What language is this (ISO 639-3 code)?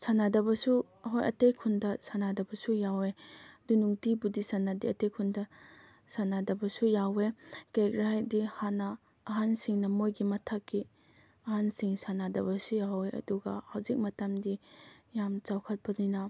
mni